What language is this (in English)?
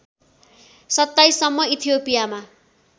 Nepali